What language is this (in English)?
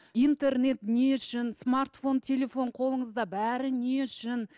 Kazakh